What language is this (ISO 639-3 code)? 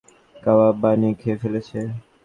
ben